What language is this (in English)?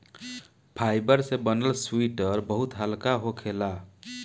Bhojpuri